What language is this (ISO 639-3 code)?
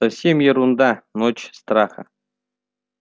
rus